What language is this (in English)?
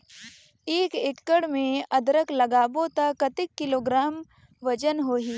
Chhattisgarhi